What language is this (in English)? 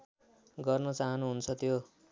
Nepali